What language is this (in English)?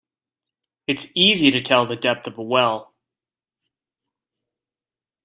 English